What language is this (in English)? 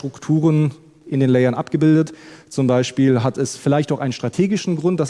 German